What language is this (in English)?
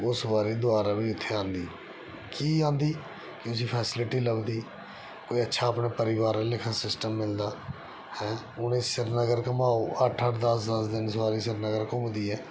Dogri